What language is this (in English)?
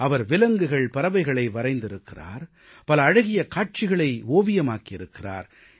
Tamil